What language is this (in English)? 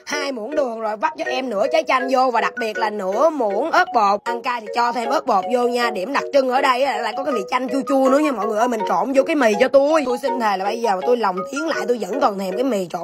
Vietnamese